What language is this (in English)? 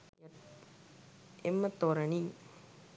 Sinhala